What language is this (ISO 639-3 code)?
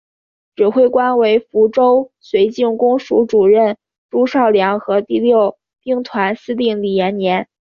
zho